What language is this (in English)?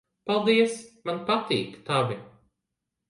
Latvian